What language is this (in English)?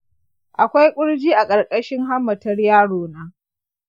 Hausa